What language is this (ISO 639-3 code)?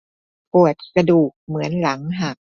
tha